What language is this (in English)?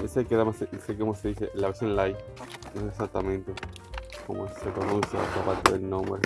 Spanish